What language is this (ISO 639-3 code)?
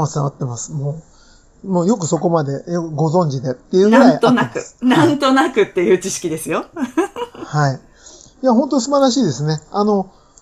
jpn